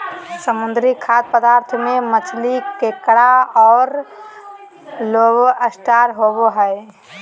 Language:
Magahi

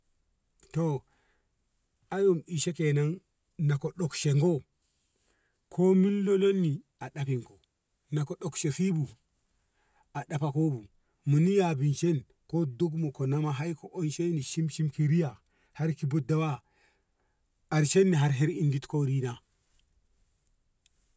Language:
Ngamo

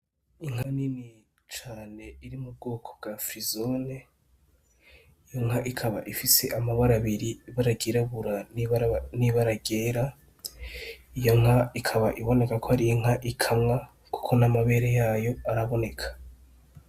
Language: Rundi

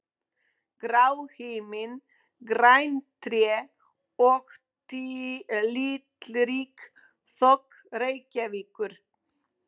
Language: Icelandic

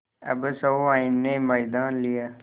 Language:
Hindi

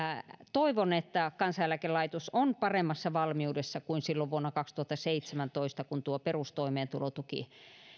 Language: Finnish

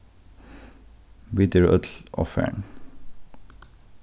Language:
Faroese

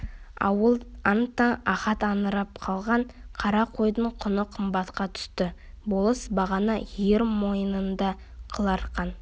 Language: Kazakh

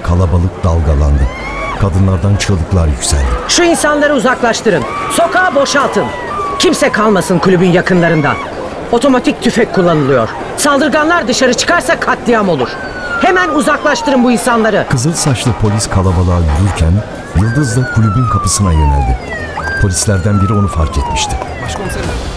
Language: Turkish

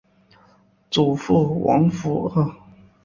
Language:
Chinese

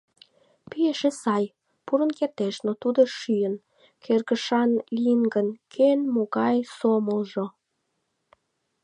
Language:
Mari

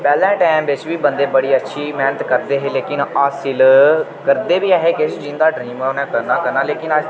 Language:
Dogri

